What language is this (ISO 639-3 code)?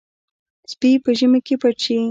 pus